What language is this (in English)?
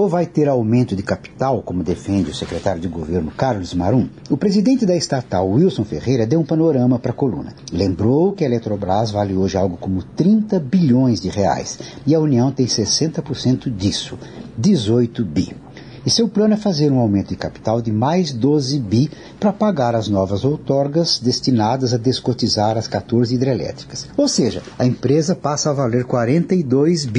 Portuguese